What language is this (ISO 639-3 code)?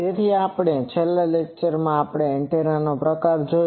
guj